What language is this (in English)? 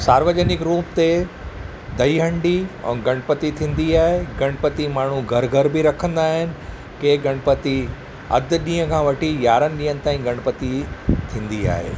Sindhi